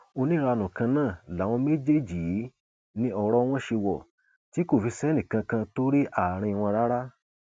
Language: Yoruba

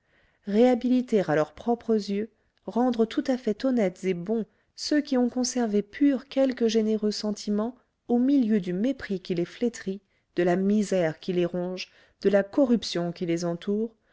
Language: French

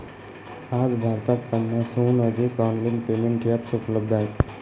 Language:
Marathi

